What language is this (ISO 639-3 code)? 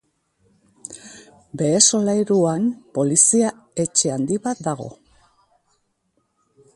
eus